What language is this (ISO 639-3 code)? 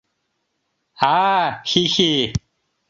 chm